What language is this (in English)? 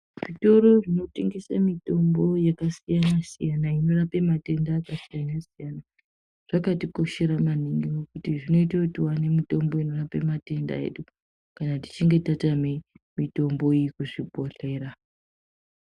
Ndau